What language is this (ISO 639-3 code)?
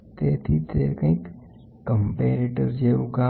guj